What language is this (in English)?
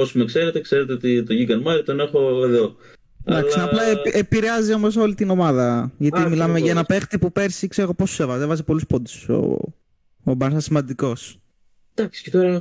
Greek